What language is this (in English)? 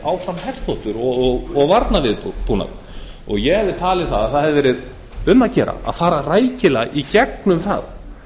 Icelandic